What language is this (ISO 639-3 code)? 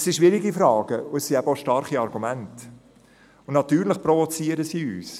gsw